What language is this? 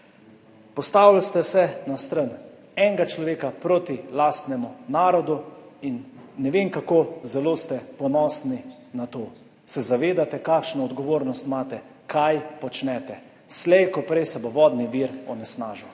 Slovenian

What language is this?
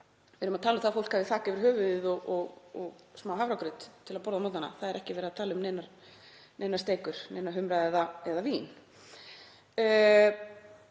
Icelandic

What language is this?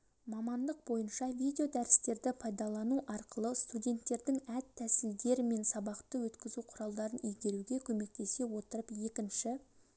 Kazakh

